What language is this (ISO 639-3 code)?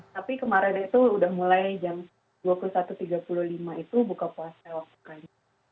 ind